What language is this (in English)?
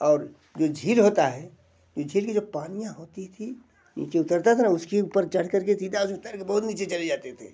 Hindi